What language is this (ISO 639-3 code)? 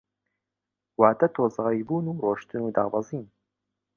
ckb